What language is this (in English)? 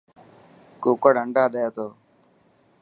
Dhatki